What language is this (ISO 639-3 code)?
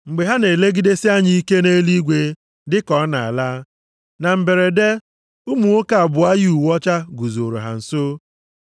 ibo